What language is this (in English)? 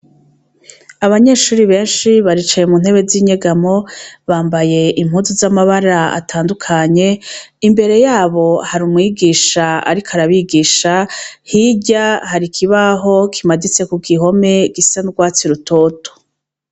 Rundi